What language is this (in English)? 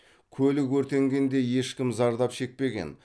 Kazakh